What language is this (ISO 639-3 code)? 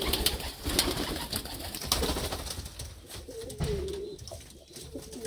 ron